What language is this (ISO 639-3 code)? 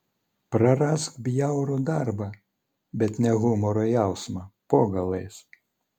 lit